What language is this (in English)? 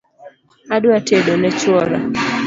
Luo (Kenya and Tanzania)